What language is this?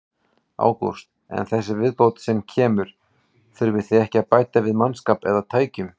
Icelandic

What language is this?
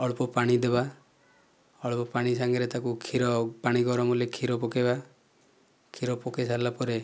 Odia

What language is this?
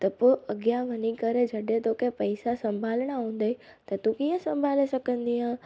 Sindhi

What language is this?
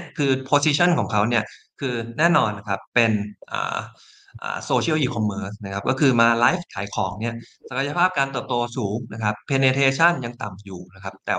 Thai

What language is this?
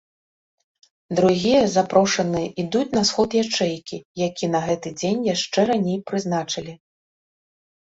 Belarusian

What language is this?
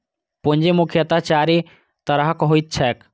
Maithili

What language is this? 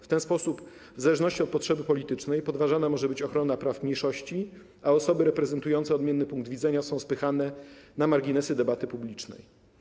Polish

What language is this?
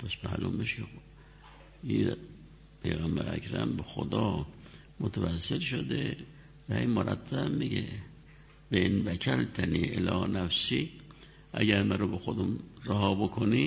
Persian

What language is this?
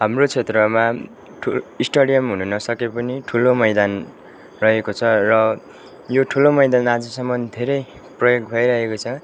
Nepali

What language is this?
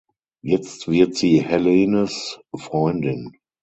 German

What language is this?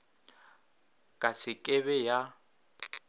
Northern Sotho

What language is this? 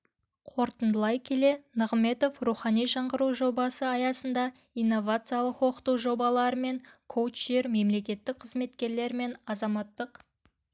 Kazakh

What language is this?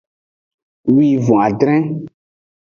Aja (Benin)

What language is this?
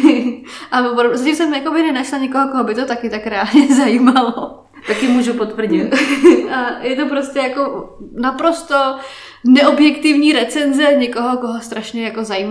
Czech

